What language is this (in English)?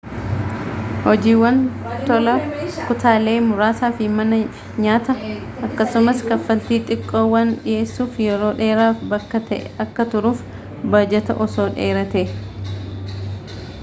Oromo